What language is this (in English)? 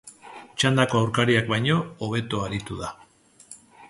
Basque